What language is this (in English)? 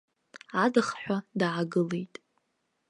Abkhazian